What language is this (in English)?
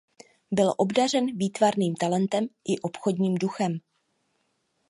Czech